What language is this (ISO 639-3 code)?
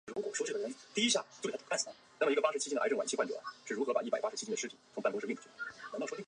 zho